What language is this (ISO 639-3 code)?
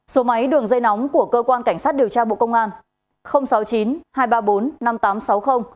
vie